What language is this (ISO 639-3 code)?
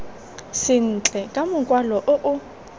tsn